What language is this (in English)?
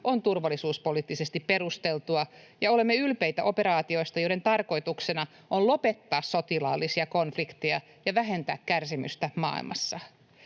Finnish